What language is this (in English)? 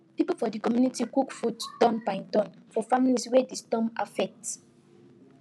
Nigerian Pidgin